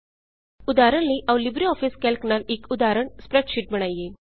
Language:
Punjabi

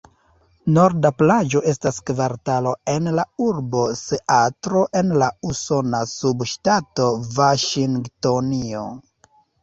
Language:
Esperanto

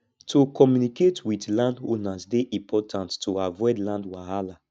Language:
Nigerian Pidgin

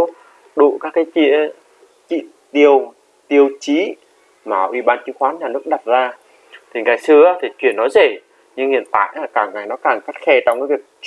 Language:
Vietnamese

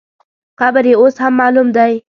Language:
Pashto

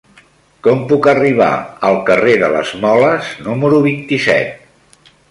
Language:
Catalan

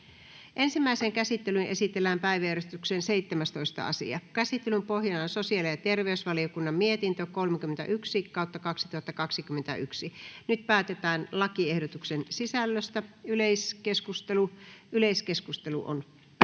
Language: Finnish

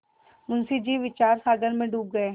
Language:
Hindi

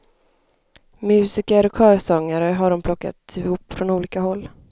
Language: Swedish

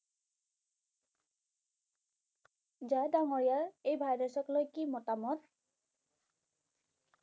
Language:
Bangla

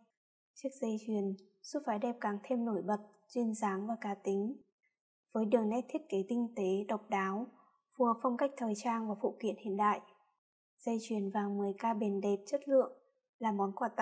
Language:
Vietnamese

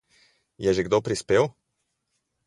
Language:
Slovenian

